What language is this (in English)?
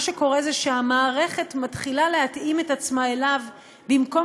Hebrew